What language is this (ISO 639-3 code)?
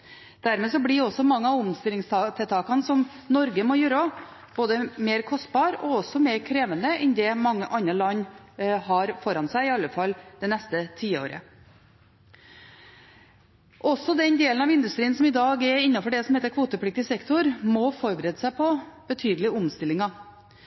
nob